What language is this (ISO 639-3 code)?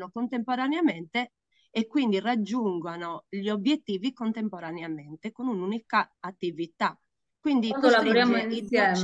ita